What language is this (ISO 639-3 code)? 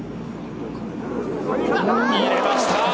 jpn